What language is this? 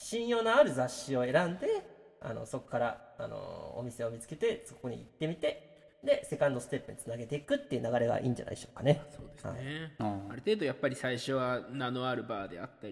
Japanese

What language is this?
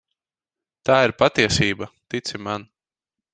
Latvian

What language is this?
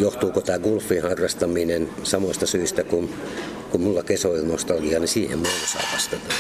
Finnish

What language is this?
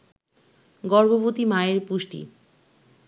Bangla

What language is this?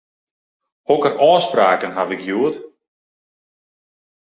Western Frisian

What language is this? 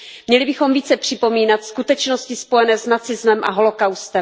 Czech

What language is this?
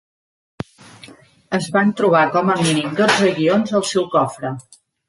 Catalan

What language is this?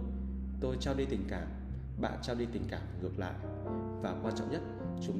Vietnamese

